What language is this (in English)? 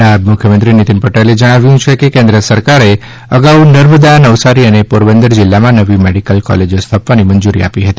Gujarati